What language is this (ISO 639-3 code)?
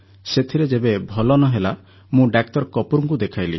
ori